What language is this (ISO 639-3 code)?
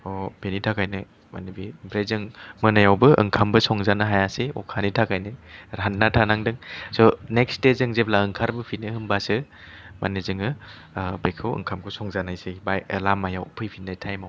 brx